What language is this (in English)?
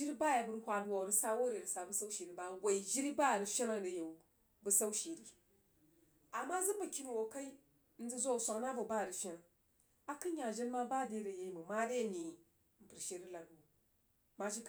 Jiba